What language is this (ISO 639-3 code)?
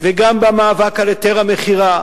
heb